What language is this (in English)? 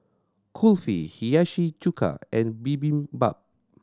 English